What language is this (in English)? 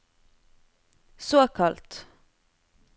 Norwegian